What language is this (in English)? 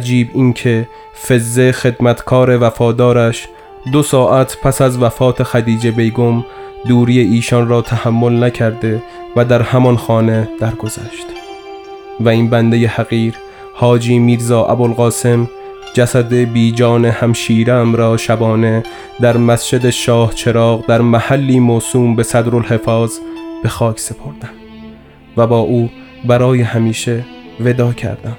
Persian